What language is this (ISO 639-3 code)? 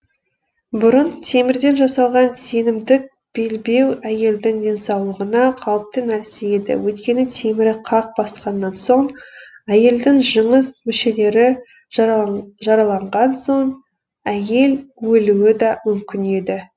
kaz